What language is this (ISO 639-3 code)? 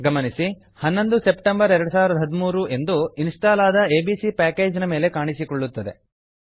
kan